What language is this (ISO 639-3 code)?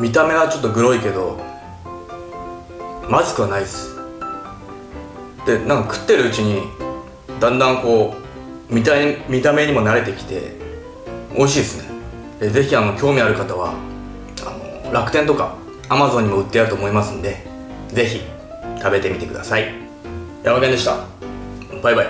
jpn